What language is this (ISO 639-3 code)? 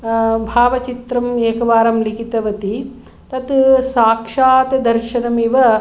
san